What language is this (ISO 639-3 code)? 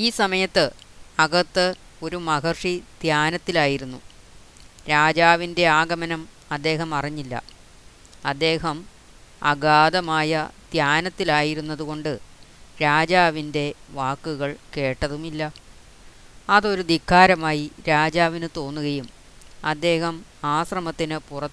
mal